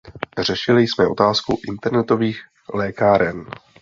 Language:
Czech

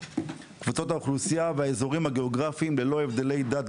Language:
Hebrew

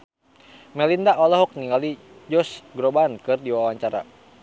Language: Sundanese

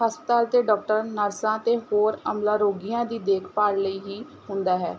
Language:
Punjabi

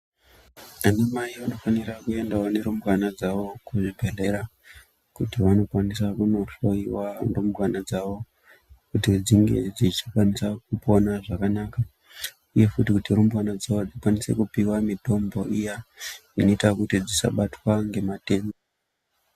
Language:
Ndau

